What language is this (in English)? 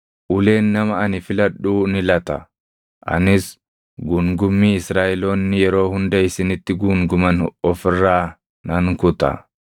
Oromo